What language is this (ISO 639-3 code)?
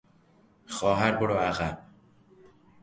fas